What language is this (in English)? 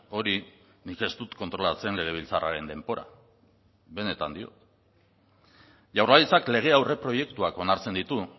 Basque